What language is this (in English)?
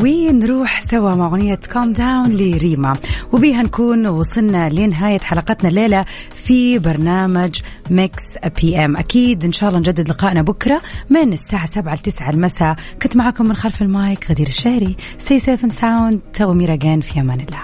Arabic